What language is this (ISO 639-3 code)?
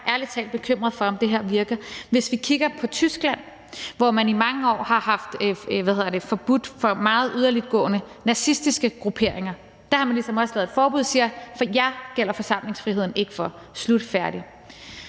dan